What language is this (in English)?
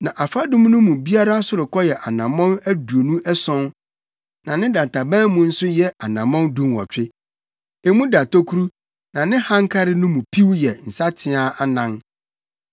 Akan